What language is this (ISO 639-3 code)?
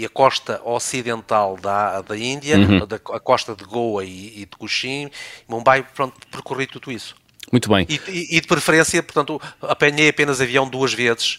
por